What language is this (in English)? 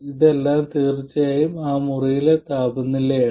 Malayalam